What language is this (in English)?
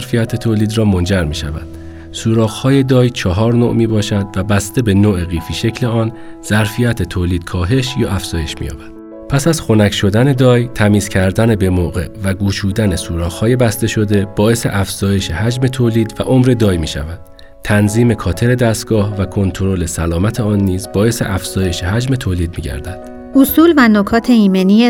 Persian